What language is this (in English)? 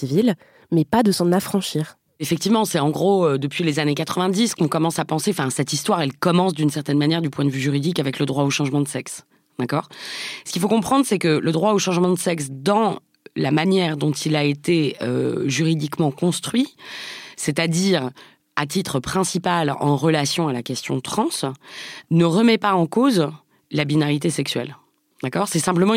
French